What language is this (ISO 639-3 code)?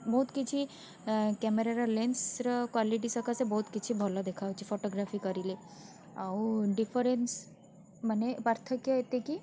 ori